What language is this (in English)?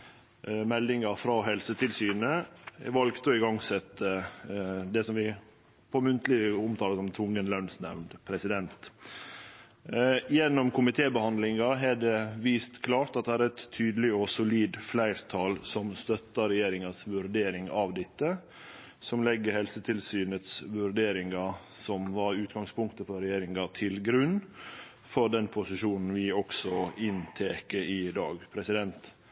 Norwegian Nynorsk